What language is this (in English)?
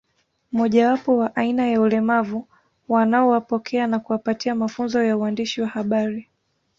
Swahili